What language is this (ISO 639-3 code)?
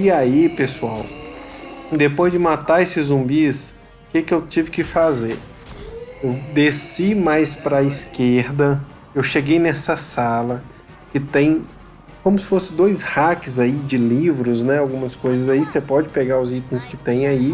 por